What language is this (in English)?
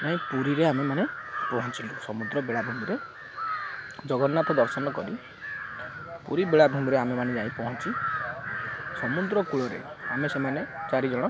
Odia